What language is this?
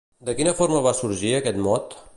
Catalan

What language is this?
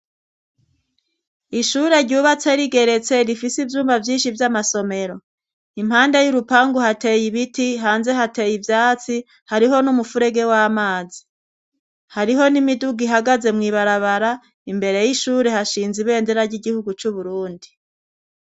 Rundi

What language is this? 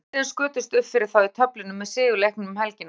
Icelandic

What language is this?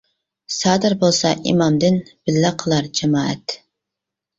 Uyghur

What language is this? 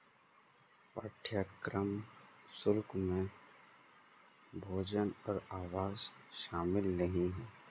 Hindi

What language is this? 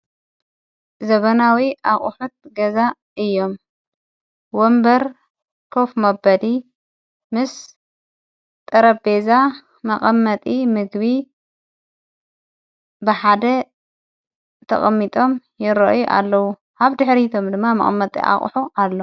Tigrinya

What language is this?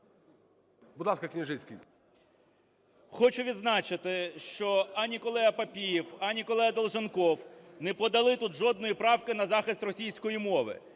Ukrainian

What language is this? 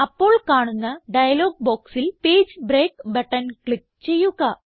Malayalam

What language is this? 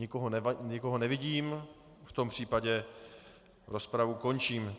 Czech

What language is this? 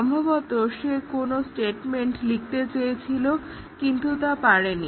Bangla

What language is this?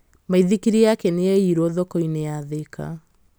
Kikuyu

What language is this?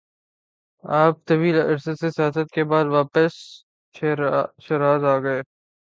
Urdu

